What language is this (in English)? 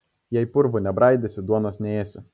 Lithuanian